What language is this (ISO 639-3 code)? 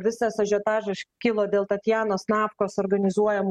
lit